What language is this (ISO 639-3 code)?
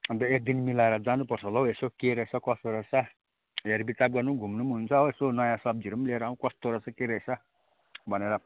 nep